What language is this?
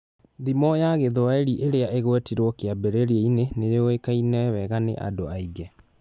Kikuyu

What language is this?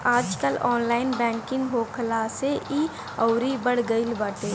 Bhojpuri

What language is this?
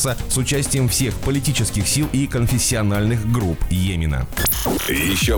Russian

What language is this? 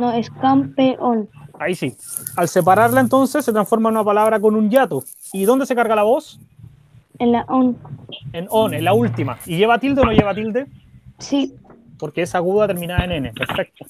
Spanish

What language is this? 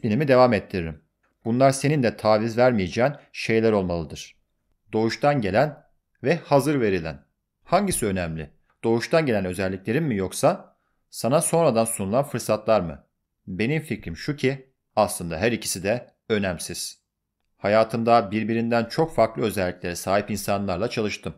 Turkish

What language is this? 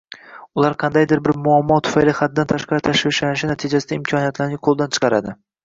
Uzbek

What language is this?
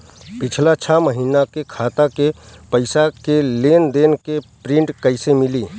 Bhojpuri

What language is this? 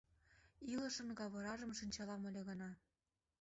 Mari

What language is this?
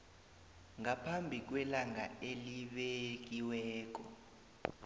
South Ndebele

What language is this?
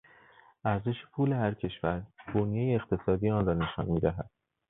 Persian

